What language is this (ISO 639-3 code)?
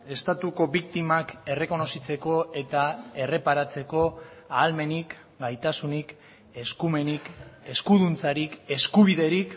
eus